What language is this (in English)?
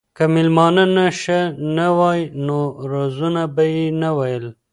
Pashto